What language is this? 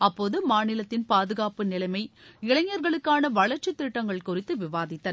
Tamil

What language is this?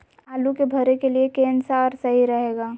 Magahi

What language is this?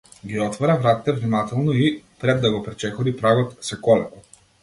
Macedonian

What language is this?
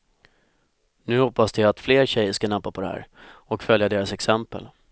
Swedish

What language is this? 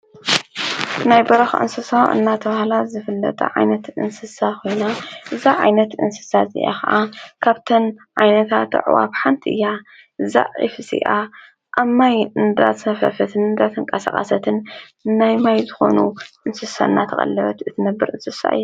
Tigrinya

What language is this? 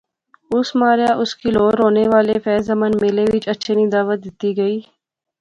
Pahari-Potwari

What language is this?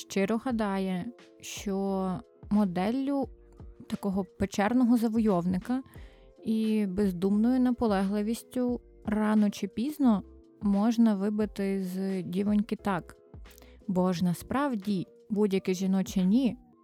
Ukrainian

